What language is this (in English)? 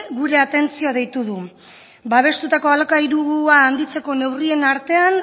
Basque